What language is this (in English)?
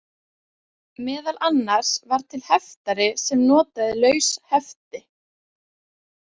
Icelandic